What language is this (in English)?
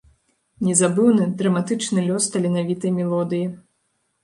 Belarusian